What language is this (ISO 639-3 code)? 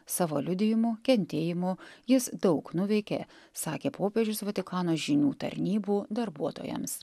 lit